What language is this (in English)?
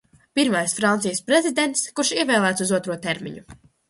Latvian